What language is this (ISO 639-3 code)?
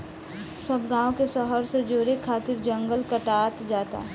bho